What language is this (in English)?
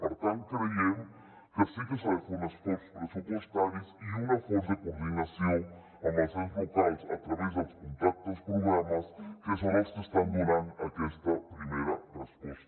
Catalan